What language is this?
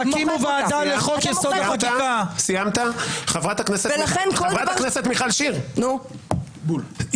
Hebrew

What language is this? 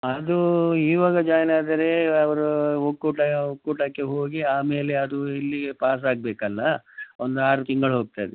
Kannada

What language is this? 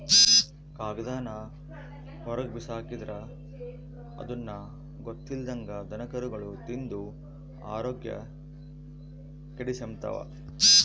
Kannada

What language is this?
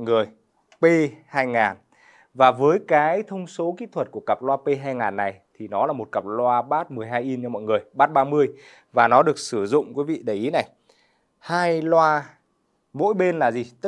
Vietnamese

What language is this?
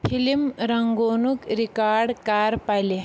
Kashmiri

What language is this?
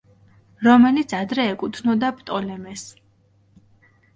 Georgian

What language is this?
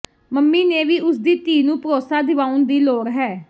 Punjabi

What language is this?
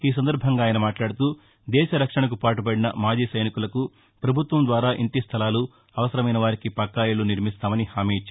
Telugu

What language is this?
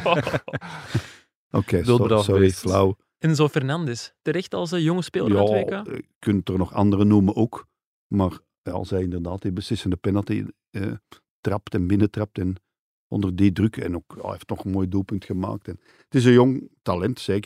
Dutch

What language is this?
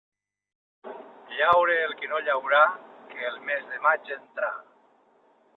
Catalan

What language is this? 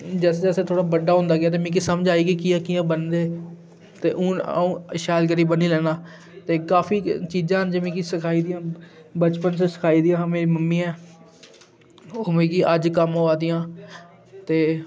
Dogri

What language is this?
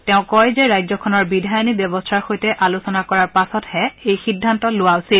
Assamese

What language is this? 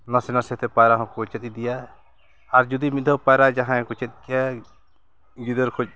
Santali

